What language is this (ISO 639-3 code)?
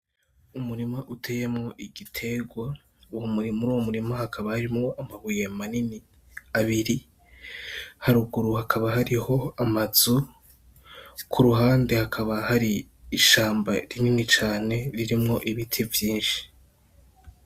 run